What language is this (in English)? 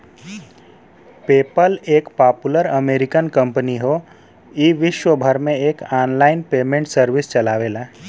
Bhojpuri